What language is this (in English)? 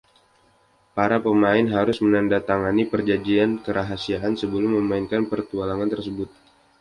Indonesian